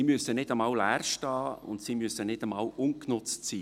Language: Swiss German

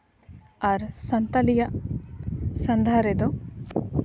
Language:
Santali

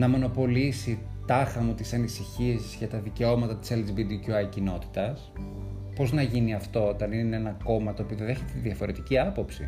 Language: Greek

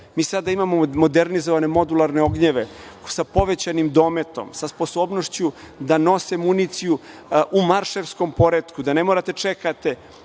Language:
Serbian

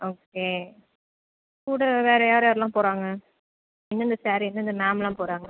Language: Tamil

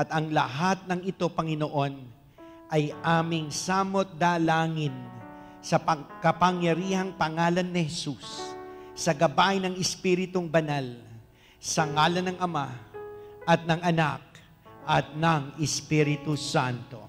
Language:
Filipino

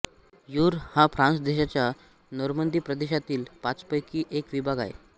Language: Marathi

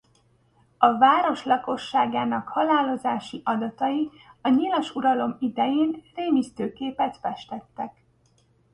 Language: Hungarian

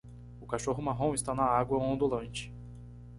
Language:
Portuguese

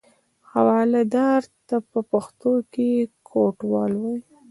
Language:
Pashto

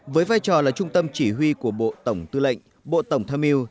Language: Vietnamese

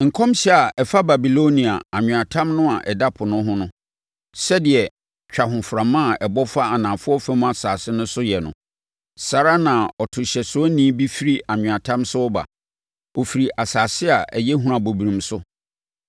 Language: Akan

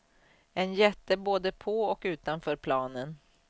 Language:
Swedish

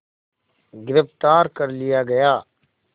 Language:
Hindi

